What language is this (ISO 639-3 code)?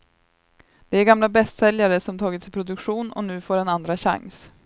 swe